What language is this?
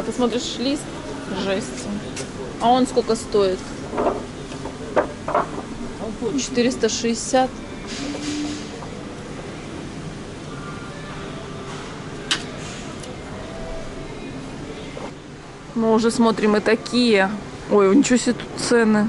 Russian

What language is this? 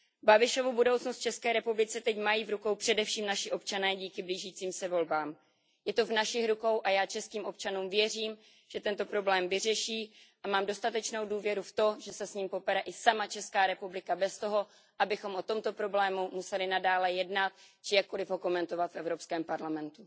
Czech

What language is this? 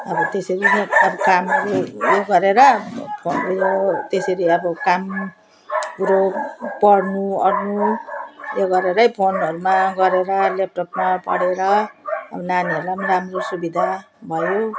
Nepali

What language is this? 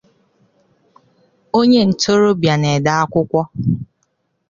Igbo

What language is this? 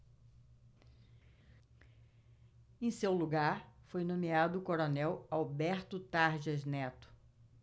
Portuguese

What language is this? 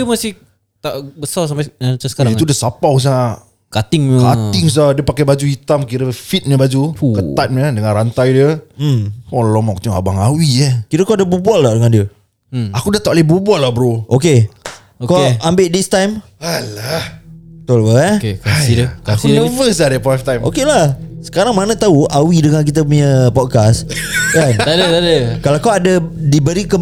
Malay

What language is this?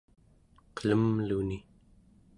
Central Yupik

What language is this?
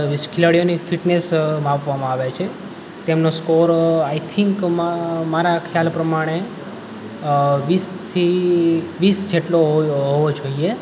Gujarati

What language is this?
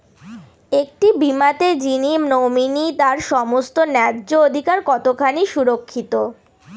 Bangla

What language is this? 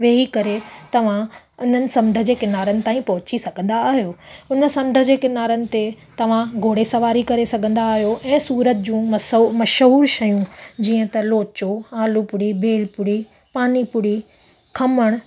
Sindhi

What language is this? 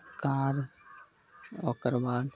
Maithili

